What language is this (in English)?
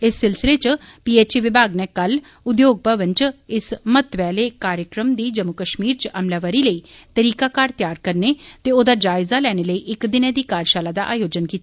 Dogri